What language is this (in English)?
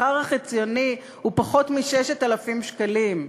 Hebrew